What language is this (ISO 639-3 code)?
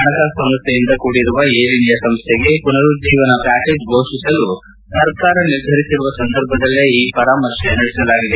kan